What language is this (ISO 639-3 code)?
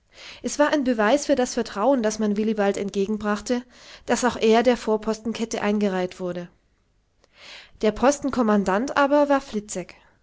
deu